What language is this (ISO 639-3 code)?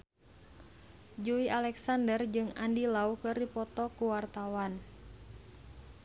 sun